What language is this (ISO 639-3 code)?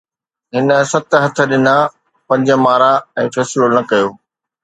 snd